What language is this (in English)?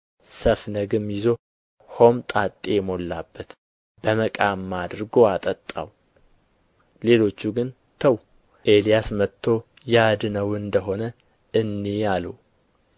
Amharic